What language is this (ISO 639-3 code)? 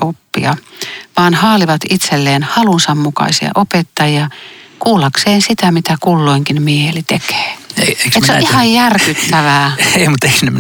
fin